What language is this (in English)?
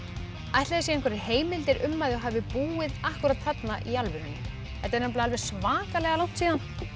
Icelandic